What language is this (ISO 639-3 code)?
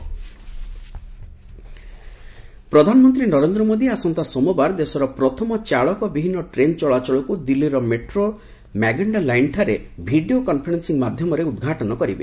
ori